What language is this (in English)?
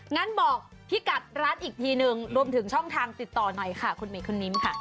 Thai